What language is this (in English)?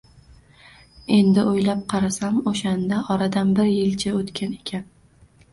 Uzbek